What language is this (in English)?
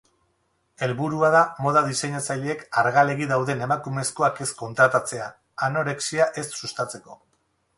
Basque